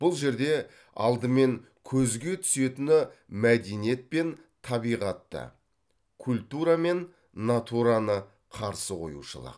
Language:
Kazakh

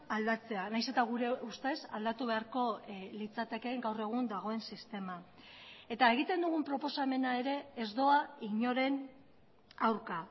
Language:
Basque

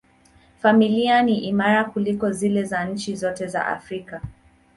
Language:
Swahili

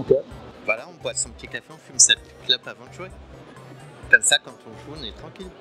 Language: French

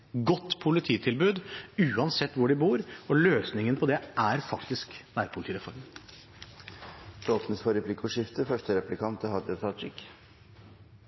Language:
Norwegian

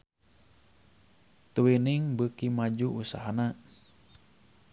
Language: Sundanese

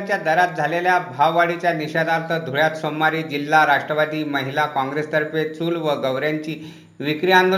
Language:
Marathi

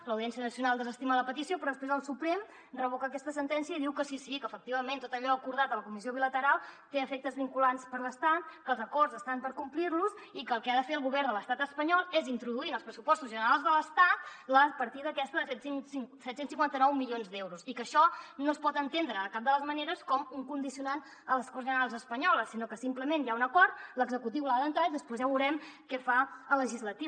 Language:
Catalan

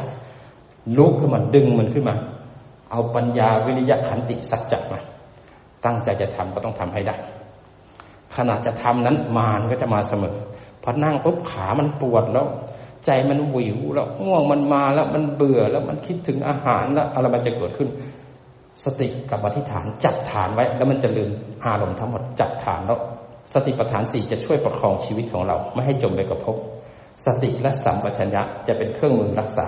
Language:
Thai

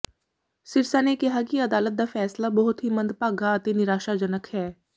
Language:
Punjabi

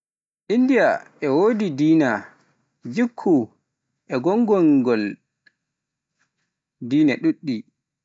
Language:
Pular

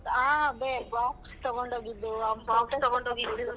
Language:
Kannada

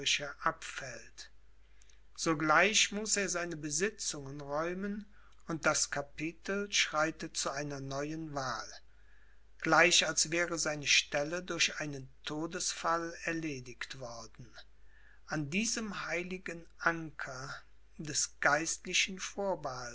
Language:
German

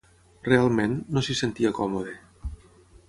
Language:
Catalan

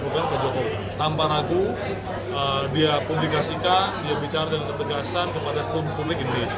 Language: Indonesian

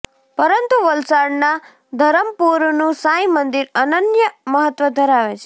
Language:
Gujarati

